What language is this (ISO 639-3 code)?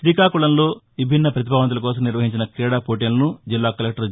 tel